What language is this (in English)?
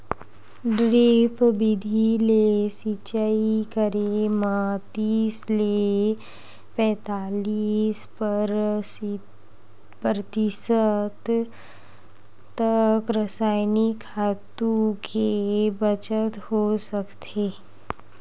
Chhattisgarhi